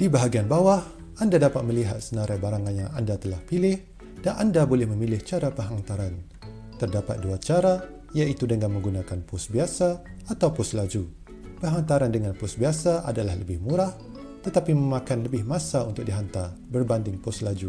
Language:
Malay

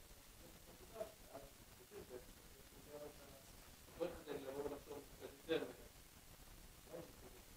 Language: Hebrew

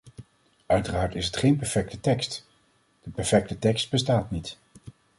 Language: Dutch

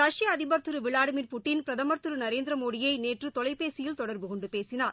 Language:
Tamil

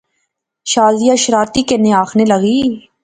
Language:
Pahari-Potwari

